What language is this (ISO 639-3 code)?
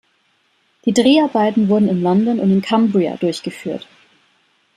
deu